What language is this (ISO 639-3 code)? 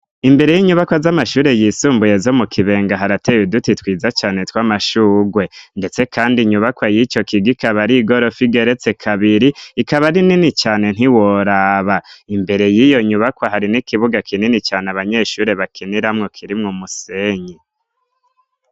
run